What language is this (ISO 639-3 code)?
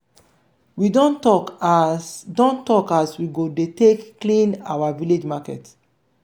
pcm